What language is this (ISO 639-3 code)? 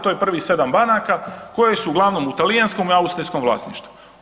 hrv